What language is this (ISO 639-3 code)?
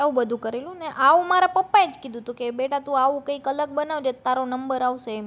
guj